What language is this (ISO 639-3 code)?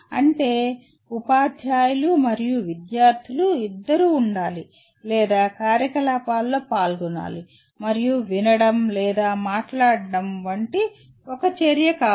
tel